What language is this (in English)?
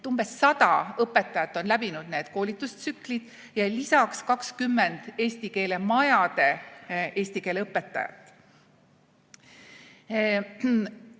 Estonian